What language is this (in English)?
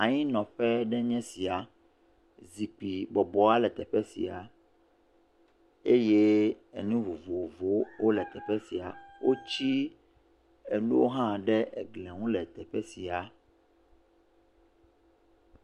Ewe